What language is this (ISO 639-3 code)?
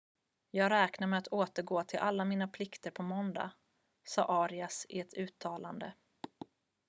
swe